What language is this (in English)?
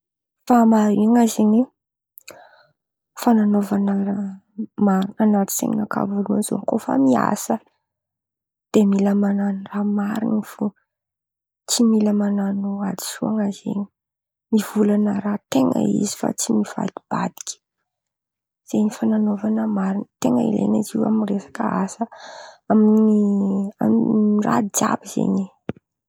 Antankarana Malagasy